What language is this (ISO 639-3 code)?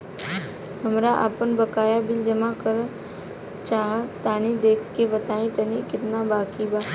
bho